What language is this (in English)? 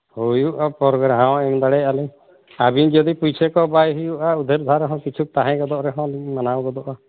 Santali